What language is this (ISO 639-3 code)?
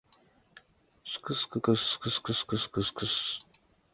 jpn